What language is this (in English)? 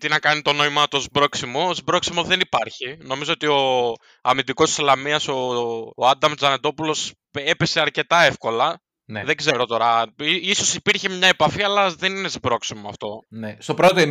Greek